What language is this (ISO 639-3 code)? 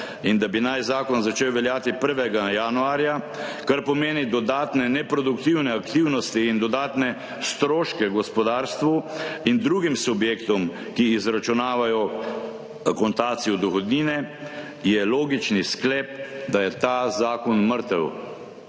slv